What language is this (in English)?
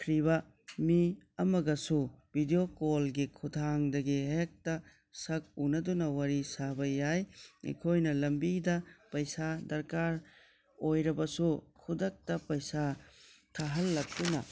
Manipuri